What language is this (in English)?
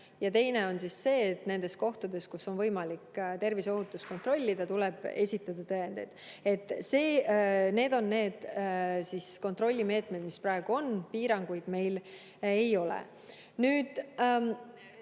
Estonian